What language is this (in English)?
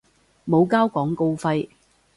Cantonese